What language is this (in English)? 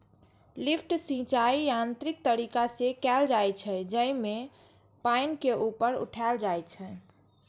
Maithili